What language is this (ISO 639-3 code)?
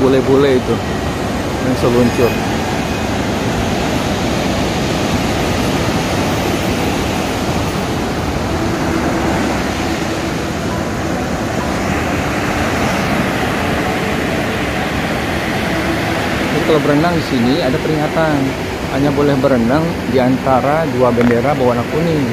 ind